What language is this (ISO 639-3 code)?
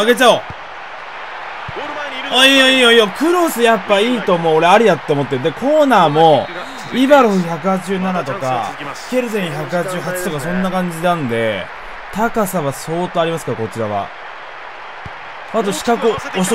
jpn